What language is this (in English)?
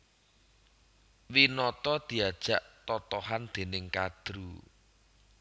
Javanese